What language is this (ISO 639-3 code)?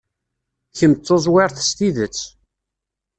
kab